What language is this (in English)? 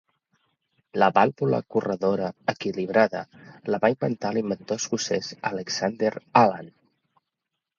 Catalan